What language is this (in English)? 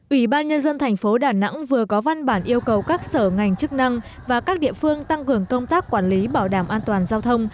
Vietnamese